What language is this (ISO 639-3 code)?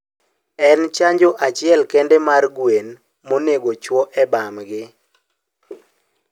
luo